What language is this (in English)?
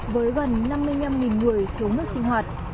Vietnamese